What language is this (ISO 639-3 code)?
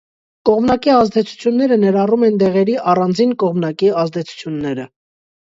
hye